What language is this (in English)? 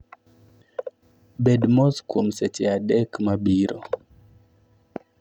Luo (Kenya and Tanzania)